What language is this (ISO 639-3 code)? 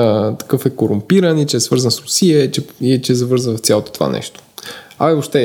bul